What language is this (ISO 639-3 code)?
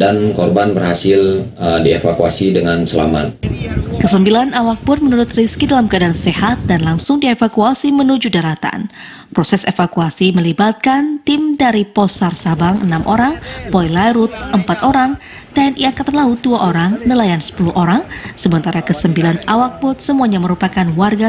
ind